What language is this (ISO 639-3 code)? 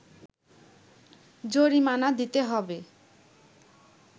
ben